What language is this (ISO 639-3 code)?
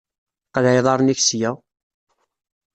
kab